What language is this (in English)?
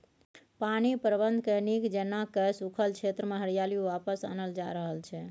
Maithili